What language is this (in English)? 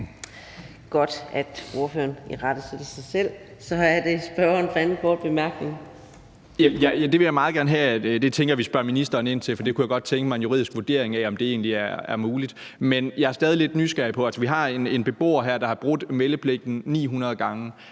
Danish